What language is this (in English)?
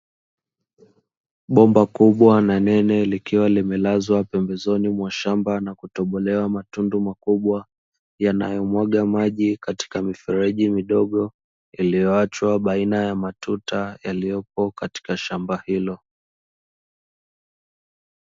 Swahili